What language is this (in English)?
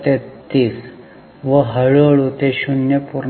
Marathi